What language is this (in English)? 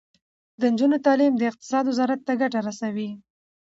Pashto